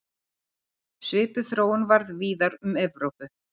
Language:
Icelandic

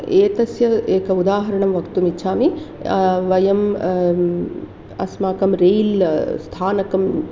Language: Sanskrit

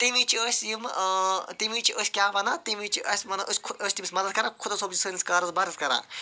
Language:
Kashmiri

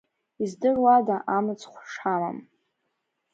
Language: Abkhazian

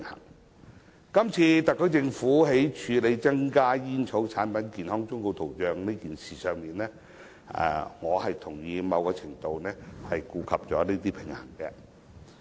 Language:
Cantonese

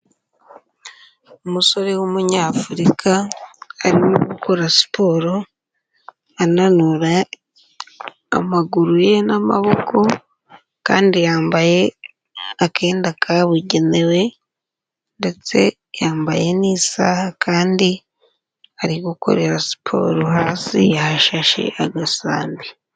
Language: Kinyarwanda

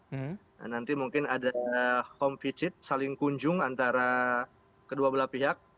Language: Indonesian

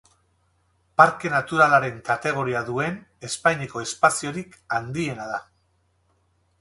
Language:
Basque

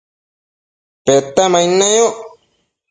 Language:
Matsés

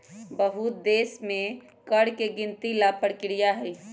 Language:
Magahi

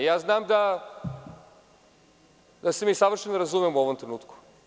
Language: Serbian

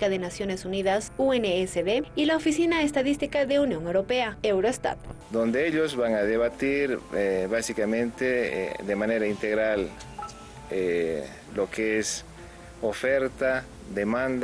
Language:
Spanish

